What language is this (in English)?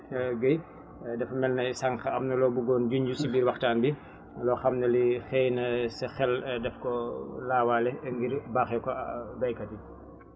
Wolof